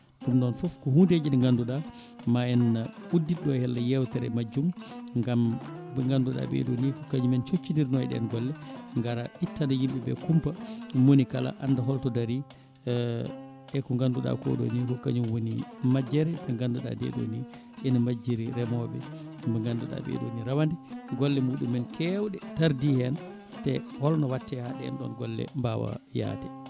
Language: Fula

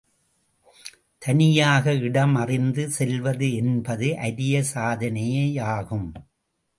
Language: Tamil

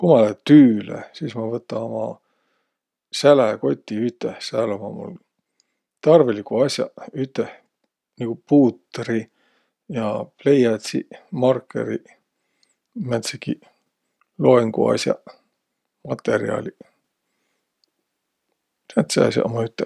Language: Võro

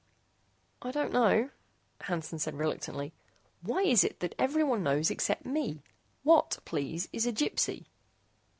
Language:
English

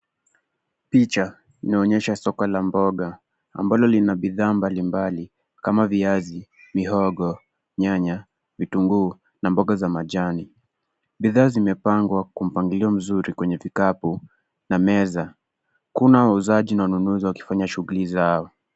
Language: Swahili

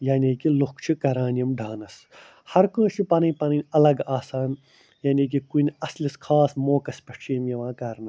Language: Kashmiri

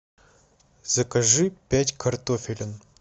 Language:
Russian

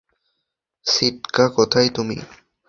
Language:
Bangla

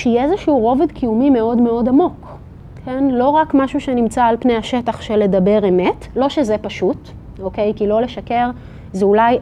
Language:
Hebrew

